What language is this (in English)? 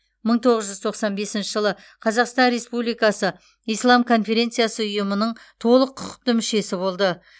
Kazakh